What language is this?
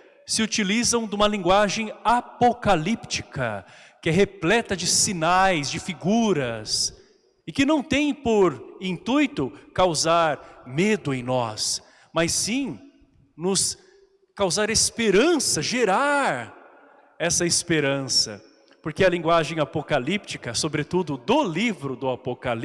Portuguese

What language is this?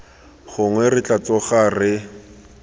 Tswana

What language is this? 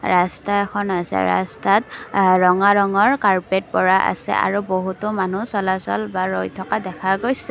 Assamese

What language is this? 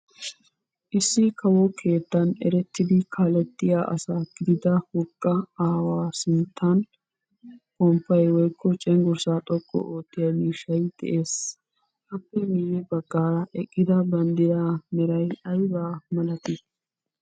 Wolaytta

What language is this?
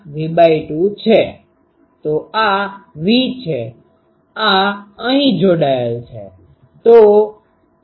Gujarati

